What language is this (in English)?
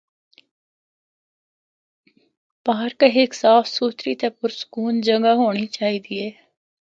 Northern Hindko